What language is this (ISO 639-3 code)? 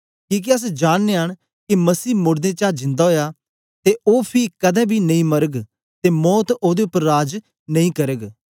doi